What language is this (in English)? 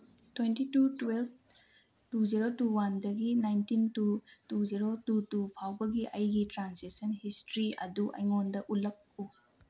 Manipuri